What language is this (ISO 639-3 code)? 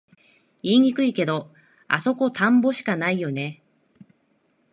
jpn